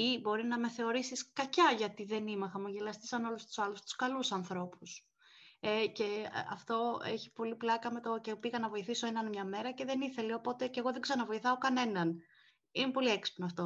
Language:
Greek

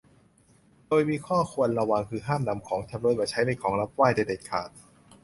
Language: Thai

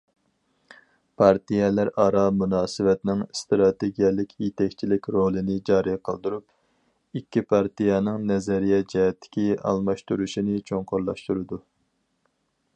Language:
Uyghur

